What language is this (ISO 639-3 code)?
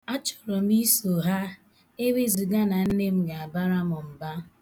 ibo